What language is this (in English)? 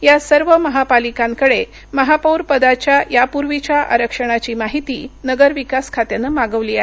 Marathi